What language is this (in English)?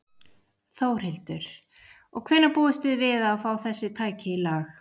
Icelandic